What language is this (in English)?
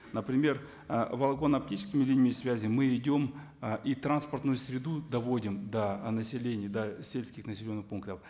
Kazakh